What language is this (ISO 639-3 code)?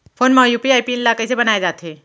hne